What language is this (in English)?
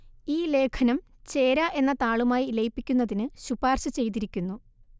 Malayalam